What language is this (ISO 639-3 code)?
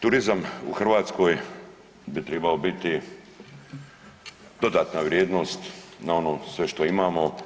hrv